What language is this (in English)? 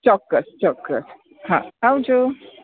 Gujarati